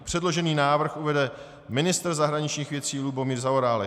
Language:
Czech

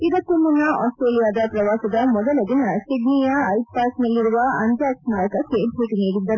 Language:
Kannada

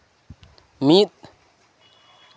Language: Santali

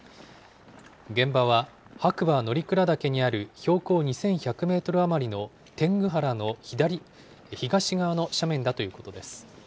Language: Japanese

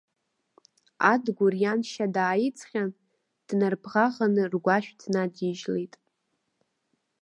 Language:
Abkhazian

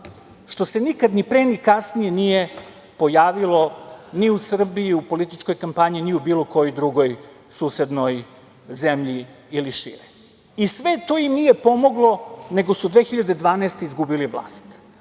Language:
Serbian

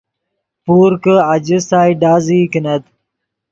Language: Yidgha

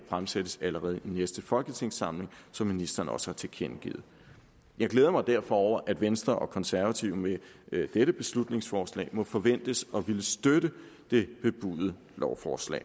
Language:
Danish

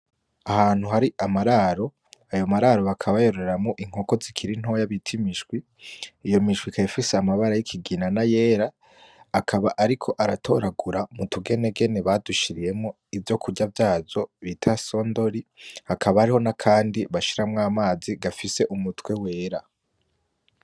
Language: Rundi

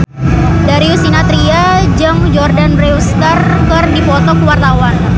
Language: Sundanese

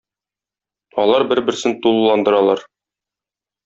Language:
Tatar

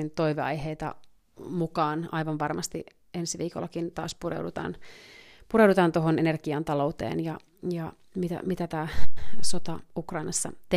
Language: Finnish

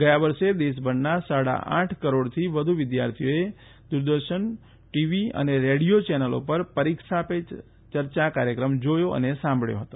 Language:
Gujarati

